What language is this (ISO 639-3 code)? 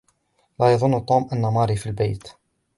ara